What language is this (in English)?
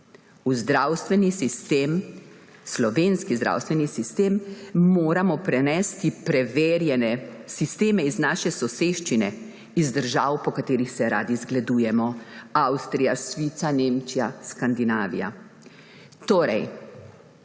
Slovenian